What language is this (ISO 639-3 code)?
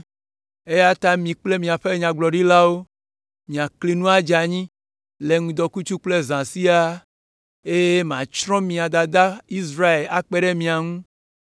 ewe